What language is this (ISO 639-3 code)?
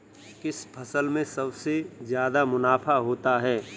hin